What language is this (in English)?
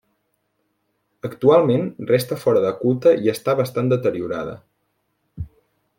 Catalan